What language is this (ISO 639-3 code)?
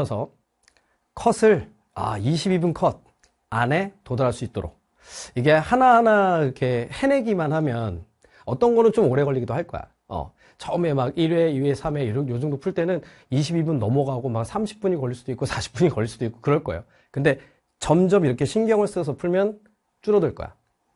kor